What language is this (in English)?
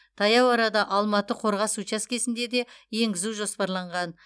Kazakh